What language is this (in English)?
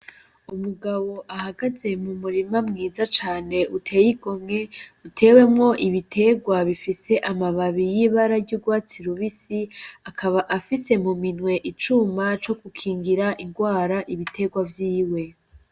Rundi